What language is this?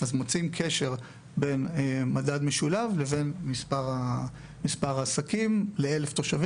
Hebrew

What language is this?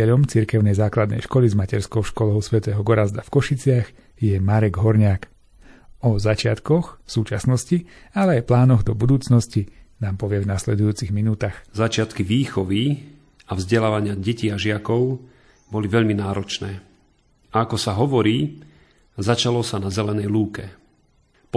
Slovak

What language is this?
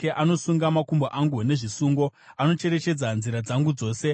Shona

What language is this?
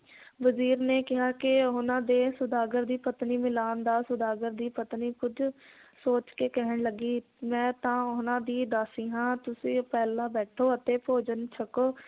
Punjabi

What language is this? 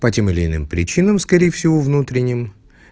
Russian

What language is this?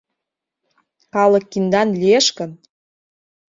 Mari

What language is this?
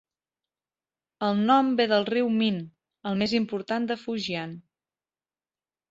Catalan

